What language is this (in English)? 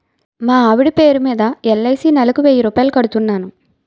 Telugu